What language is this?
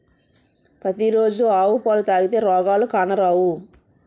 Telugu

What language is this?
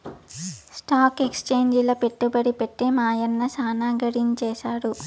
Telugu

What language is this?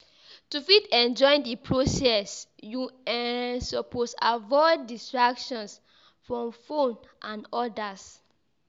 Nigerian Pidgin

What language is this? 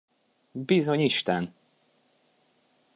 Hungarian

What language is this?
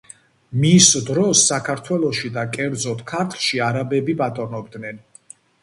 Georgian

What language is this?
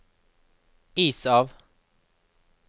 Norwegian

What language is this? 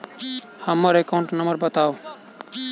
Maithili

